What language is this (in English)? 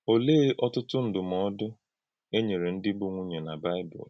Igbo